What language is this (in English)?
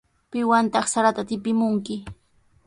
Sihuas Ancash Quechua